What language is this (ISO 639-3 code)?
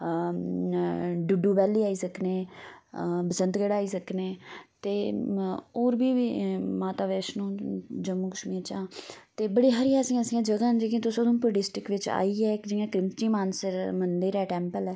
doi